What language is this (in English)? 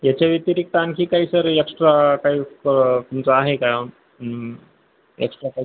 Marathi